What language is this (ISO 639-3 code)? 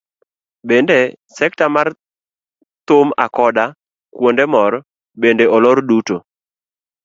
luo